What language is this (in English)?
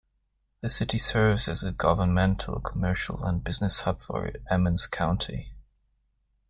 English